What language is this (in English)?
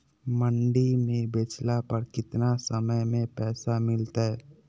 Magahi